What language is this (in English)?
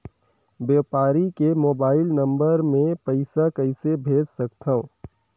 Chhattisgarhi